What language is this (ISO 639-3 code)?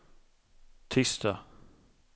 swe